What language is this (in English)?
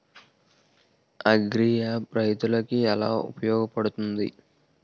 Telugu